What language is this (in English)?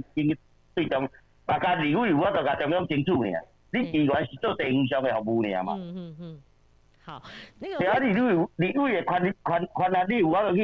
Chinese